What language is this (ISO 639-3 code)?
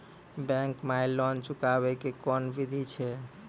mai